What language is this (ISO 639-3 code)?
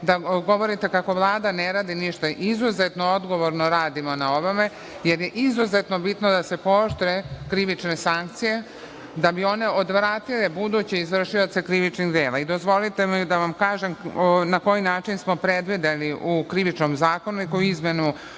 srp